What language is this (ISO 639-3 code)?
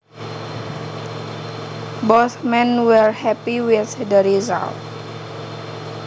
jav